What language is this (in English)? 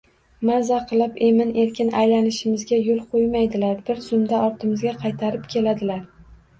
Uzbek